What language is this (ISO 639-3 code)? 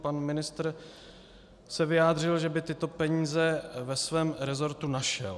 ces